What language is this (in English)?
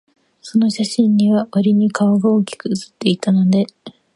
Japanese